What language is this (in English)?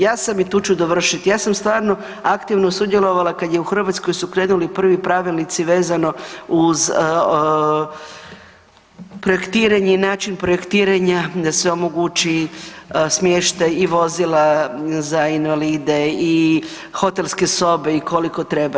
Croatian